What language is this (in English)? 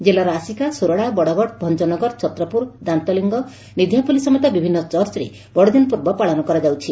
Odia